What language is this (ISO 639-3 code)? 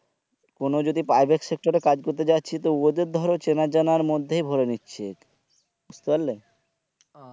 ben